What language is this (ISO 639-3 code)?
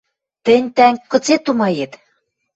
mrj